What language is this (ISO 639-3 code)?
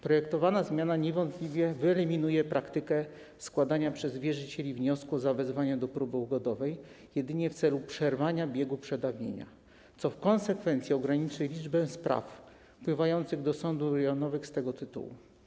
pol